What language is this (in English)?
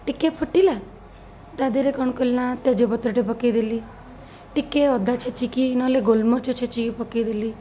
Odia